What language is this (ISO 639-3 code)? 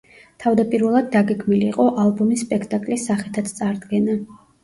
kat